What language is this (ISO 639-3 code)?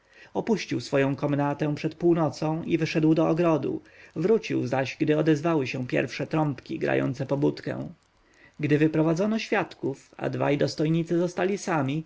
pol